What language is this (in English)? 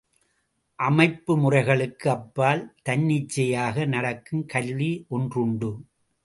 Tamil